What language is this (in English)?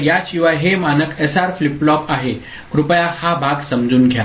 Marathi